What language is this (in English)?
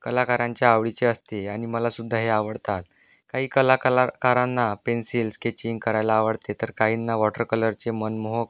Marathi